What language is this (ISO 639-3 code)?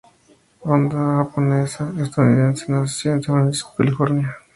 spa